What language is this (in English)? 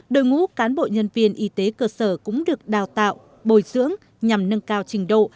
Vietnamese